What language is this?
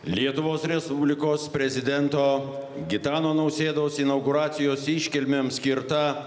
Lithuanian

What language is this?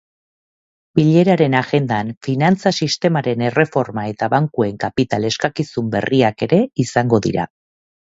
Basque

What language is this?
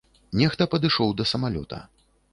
Belarusian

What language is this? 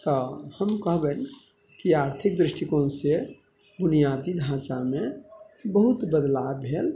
Maithili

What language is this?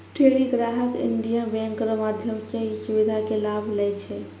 Maithili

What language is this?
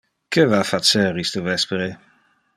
Interlingua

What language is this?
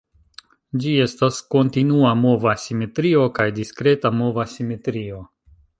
Esperanto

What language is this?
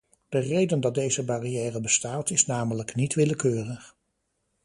Dutch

